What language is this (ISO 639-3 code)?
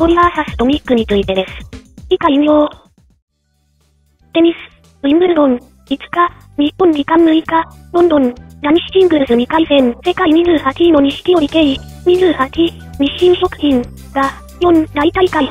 jpn